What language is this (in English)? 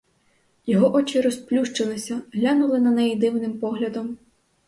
Ukrainian